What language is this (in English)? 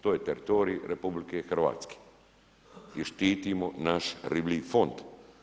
Croatian